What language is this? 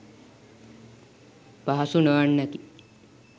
Sinhala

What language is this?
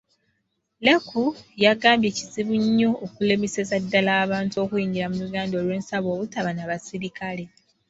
Ganda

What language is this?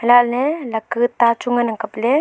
Wancho Naga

